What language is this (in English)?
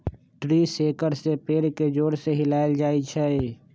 Magahi